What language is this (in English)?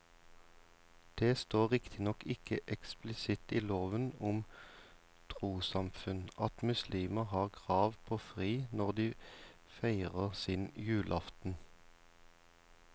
Norwegian